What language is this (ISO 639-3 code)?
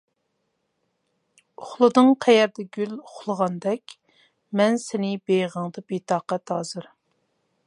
uig